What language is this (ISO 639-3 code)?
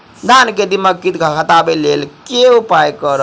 mai